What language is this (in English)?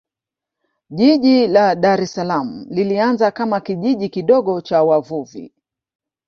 Swahili